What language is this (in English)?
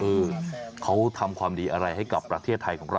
Thai